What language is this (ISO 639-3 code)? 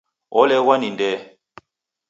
dav